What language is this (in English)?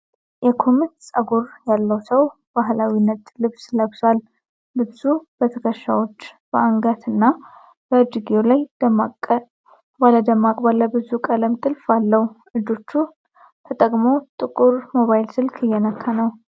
Amharic